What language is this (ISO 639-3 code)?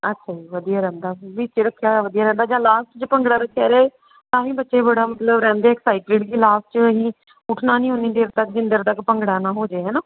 pan